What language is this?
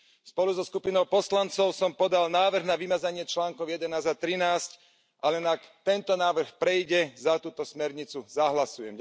Slovak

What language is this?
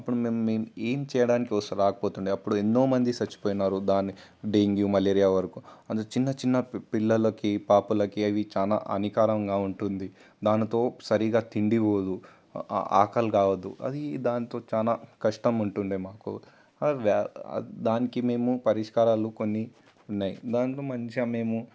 Telugu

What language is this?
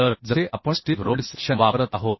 Marathi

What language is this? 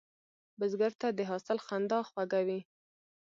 Pashto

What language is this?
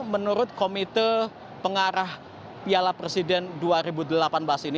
Indonesian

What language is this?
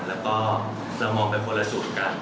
Thai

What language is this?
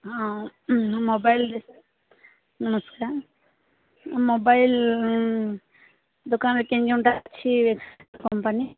Odia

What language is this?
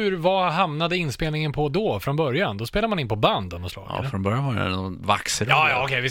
Swedish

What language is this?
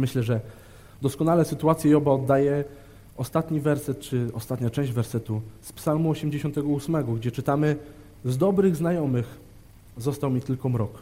Polish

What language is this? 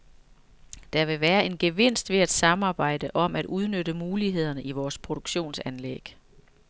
Danish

